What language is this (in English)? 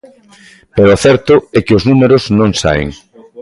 Galician